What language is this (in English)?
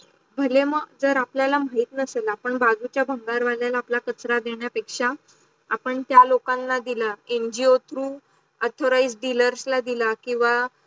Marathi